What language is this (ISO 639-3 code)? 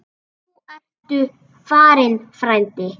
isl